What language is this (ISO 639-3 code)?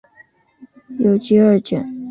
zho